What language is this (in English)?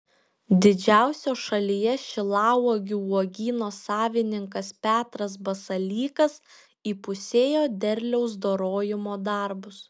Lithuanian